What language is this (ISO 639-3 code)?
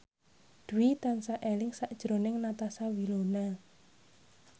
jav